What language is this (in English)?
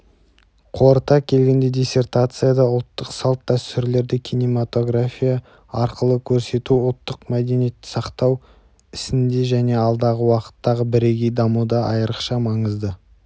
Kazakh